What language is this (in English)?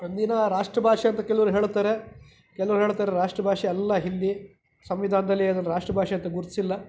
Kannada